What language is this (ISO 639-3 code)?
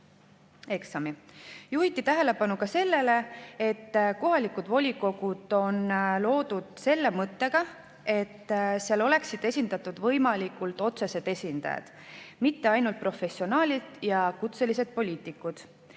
est